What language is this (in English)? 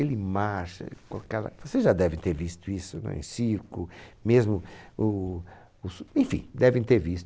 Portuguese